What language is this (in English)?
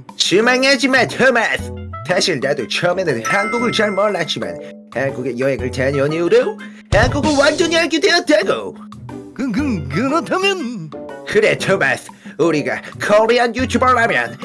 Korean